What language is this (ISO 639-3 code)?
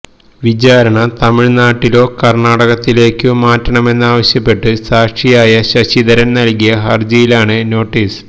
mal